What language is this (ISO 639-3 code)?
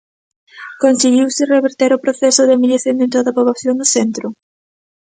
glg